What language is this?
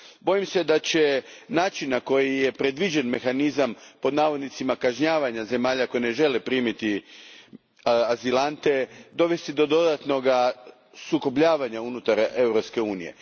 Croatian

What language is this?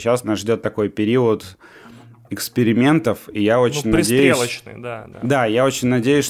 Russian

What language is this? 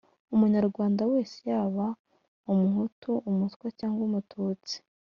Kinyarwanda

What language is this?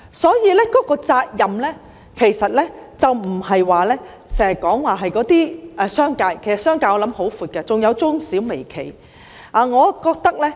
Cantonese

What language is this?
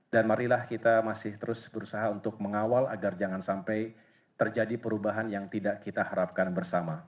Indonesian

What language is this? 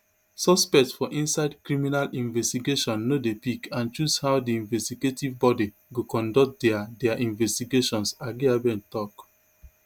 Nigerian Pidgin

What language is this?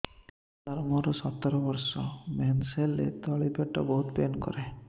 Odia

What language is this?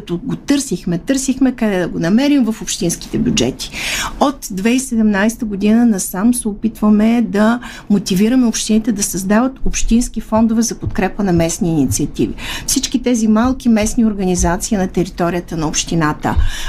Bulgarian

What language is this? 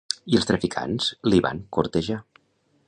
Catalan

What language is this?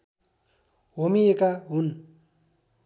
Nepali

